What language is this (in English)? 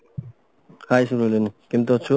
Odia